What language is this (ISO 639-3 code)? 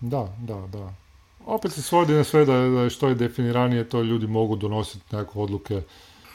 hrv